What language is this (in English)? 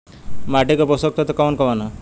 Bhojpuri